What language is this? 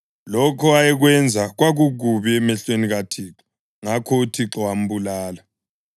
North Ndebele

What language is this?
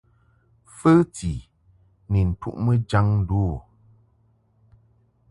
Mungaka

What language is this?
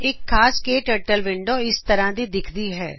Punjabi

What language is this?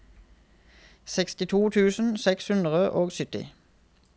Norwegian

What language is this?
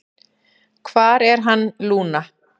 Icelandic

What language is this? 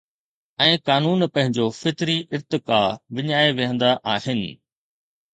Sindhi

